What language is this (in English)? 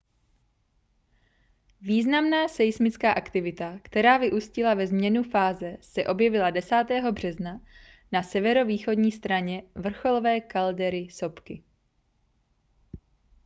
Czech